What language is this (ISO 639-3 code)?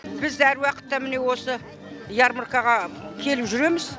kaz